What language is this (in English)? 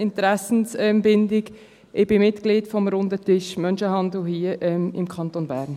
Swiss German